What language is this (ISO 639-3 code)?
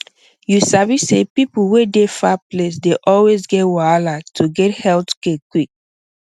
pcm